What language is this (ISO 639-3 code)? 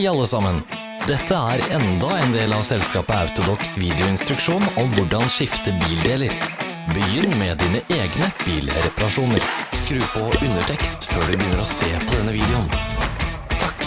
nor